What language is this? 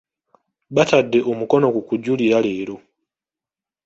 Ganda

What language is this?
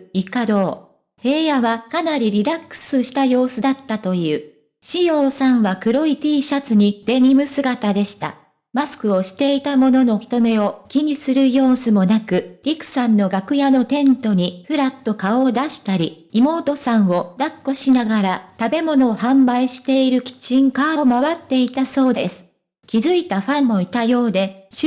Japanese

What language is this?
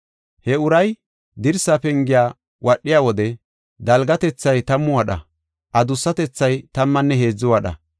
Gofa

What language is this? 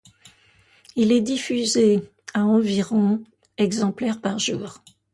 French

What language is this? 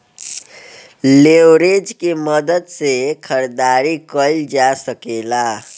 Bhojpuri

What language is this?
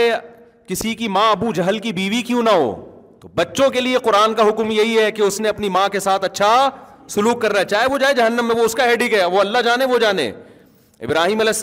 Urdu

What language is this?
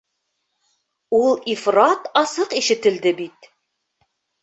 Bashkir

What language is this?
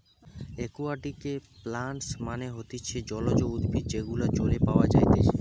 Bangla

